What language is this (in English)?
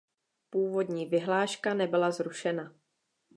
Czech